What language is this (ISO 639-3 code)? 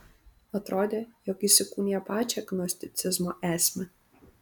lit